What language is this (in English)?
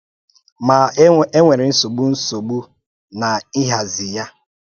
Igbo